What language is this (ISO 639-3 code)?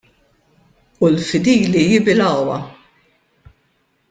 mlt